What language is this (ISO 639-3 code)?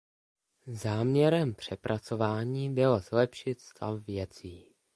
ces